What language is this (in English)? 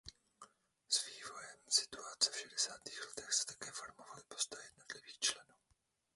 Czech